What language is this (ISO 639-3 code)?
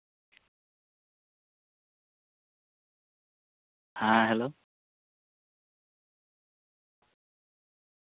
sat